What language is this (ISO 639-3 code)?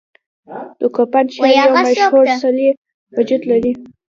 pus